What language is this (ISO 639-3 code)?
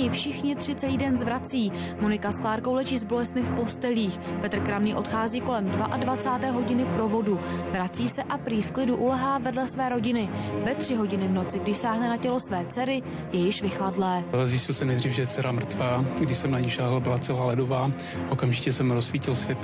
ces